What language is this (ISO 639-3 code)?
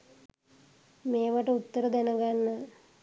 sin